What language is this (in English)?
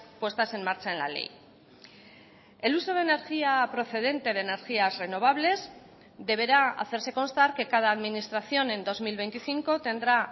Spanish